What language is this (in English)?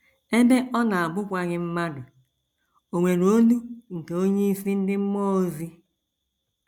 Igbo